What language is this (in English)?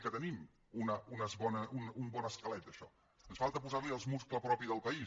Catalan